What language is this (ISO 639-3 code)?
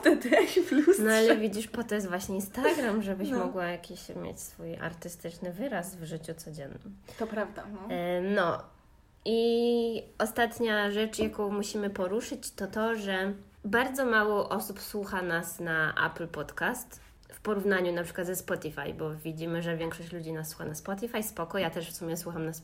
pol